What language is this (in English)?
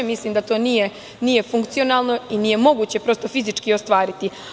Serbian